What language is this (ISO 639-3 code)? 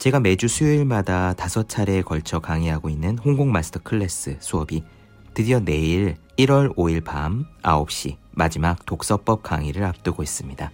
kor